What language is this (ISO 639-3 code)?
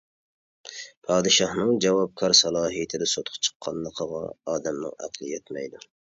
uig